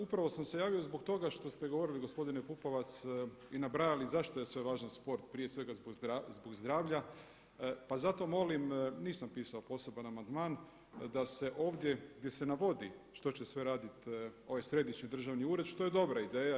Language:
Croatian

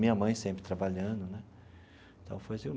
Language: Portuguese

